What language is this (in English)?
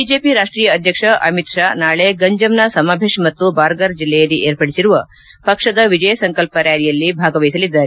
Kannada